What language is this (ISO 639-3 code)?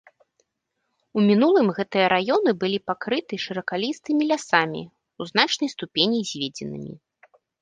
bel